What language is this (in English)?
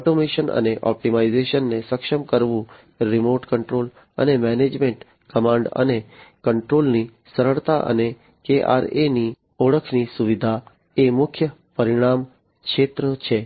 Gujarati